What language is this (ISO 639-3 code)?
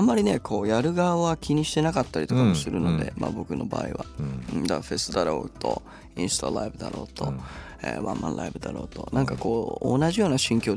jpn